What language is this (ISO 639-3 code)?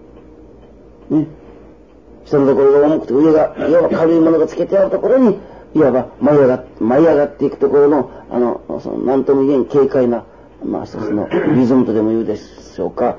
jpn